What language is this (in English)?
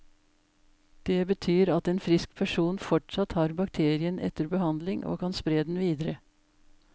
Norwegian